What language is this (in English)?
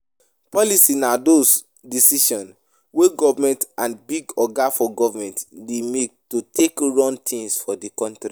Nigerian Pidgin